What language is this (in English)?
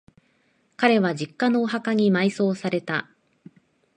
Japanese